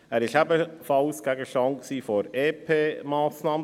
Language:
Swiss German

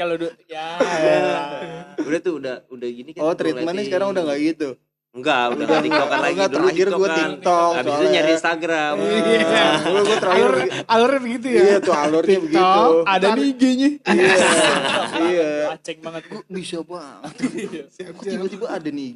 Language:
Indonesian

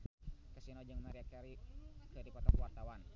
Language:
Sundanese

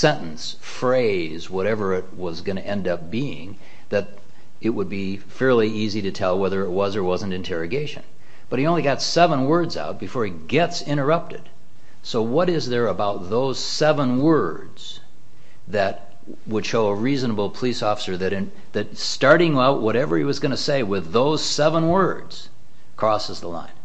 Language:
English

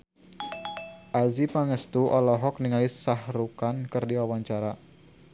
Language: Sundanese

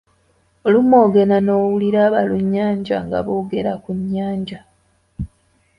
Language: Ganda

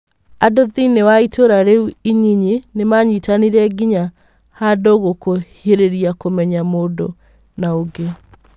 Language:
Kikuyu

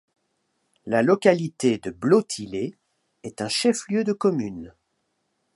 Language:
French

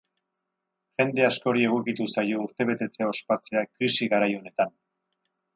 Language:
Basque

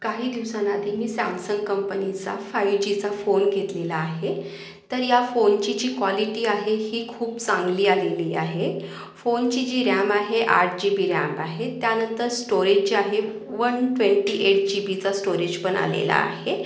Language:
Marathi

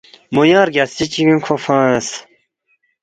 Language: Balti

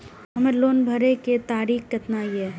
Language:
Maithili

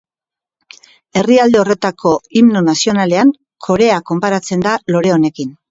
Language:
Basque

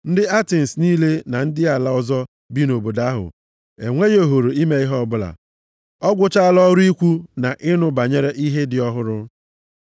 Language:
Igbo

